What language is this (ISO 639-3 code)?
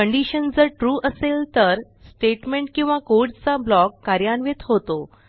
mar